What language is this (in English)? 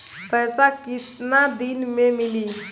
Bhojpuri